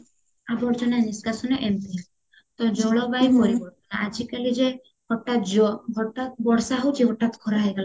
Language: Odia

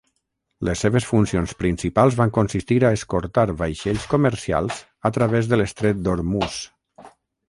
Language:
Catalan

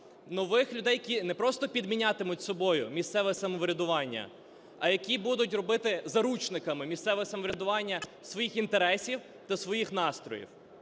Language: Ukrainian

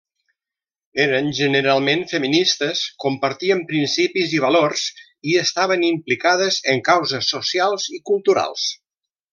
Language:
Catalan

